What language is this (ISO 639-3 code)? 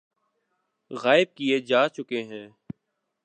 urd